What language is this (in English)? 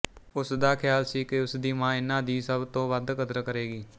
Punjabi